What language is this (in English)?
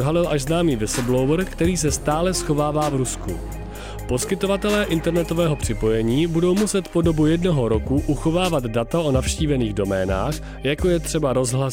Czech